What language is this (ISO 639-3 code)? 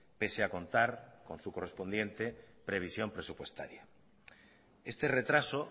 spa